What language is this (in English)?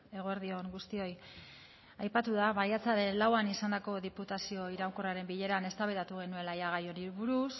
Basque